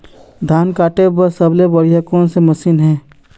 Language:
Chhattisgarhi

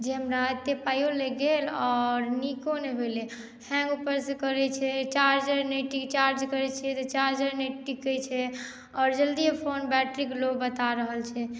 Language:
Maithili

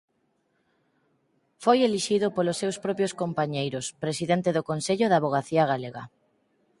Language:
Galician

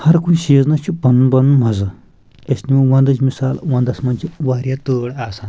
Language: Kashmiri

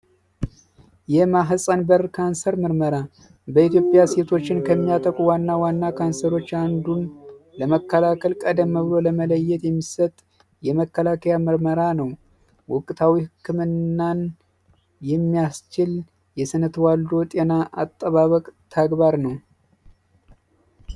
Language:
Amharic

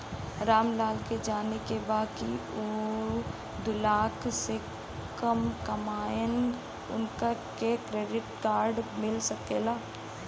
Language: Bhojpuri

